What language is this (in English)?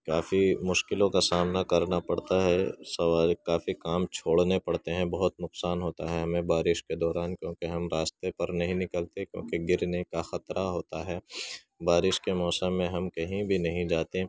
Urdu